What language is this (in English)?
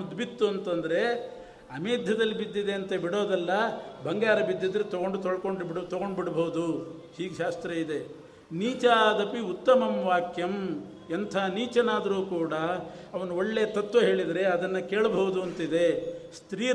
Kannada